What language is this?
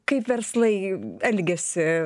Lithuanian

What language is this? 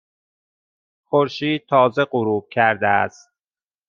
Persian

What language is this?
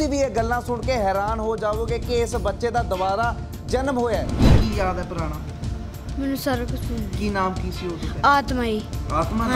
Punjabi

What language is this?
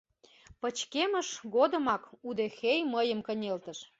Mari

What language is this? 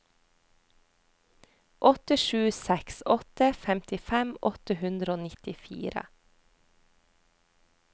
Norwegian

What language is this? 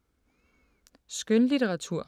Danish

